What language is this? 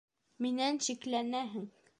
Bashkir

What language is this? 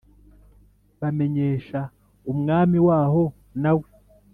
Kinyarwanda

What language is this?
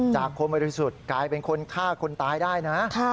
Thai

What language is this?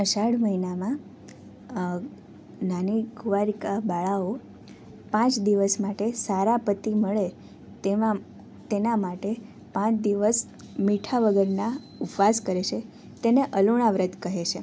Gujarati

